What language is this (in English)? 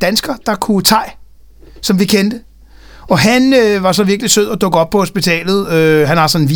Danish